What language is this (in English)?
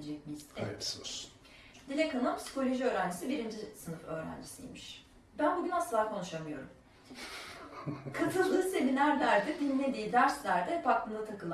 Turkish